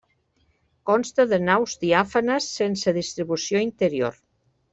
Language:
Catalan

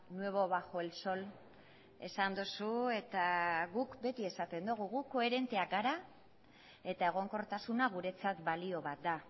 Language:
Basque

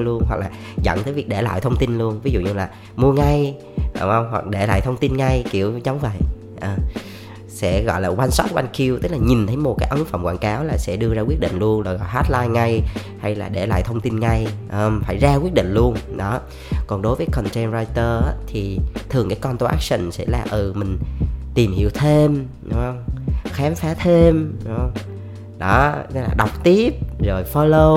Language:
Vietnamese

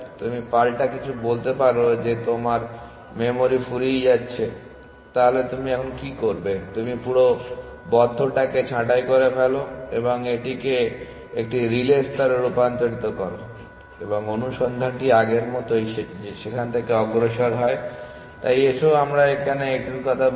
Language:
Bangla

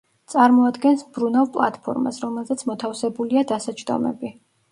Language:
Georgian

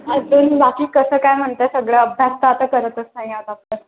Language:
Marathi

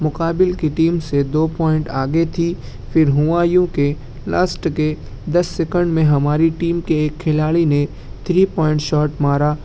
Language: Urdu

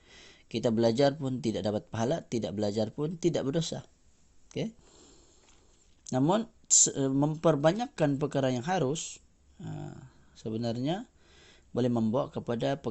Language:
Malay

